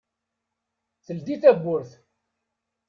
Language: Kabyle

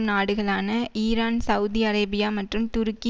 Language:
Tamil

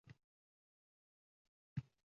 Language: Uzbek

